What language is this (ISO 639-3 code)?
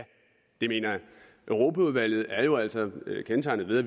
dan